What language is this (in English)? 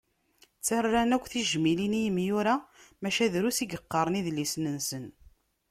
Kabyle